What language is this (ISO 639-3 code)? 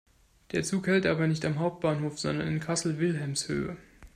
deu